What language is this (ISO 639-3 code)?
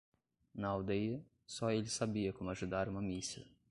por